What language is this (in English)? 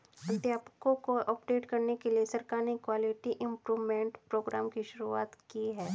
Hindi